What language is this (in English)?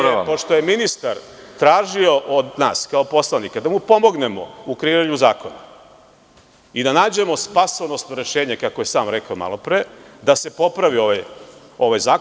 Serbian